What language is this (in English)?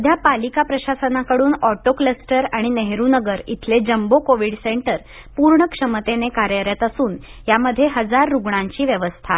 Marathi